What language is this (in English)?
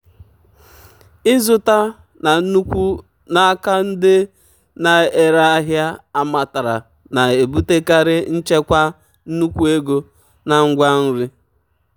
Igbo